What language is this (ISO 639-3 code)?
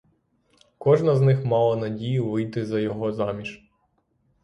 ukr